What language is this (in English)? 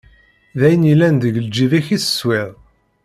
Kabyle